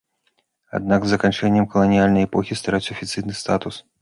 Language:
Belarusian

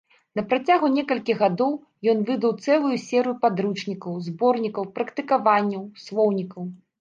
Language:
Belarusian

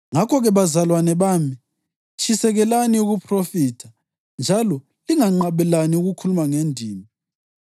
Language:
North Ndebele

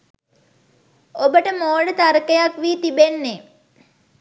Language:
Sinhala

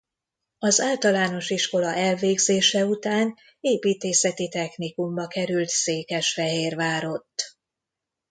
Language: Hungarian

